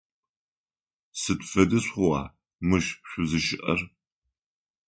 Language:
Adyghe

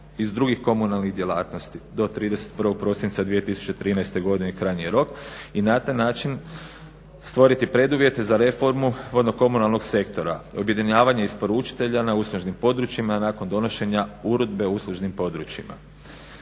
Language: Croatian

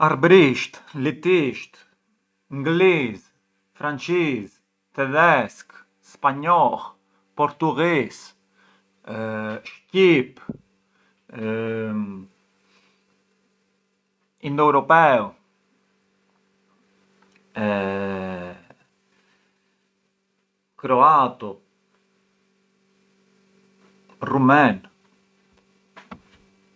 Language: Arbëreshë Albanian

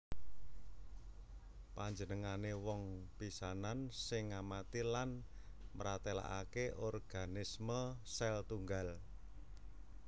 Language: Javanese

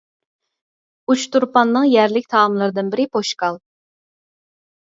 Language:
Uyghur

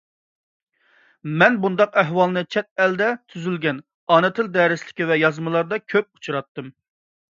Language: Uyghur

